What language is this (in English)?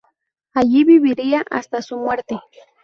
Spanish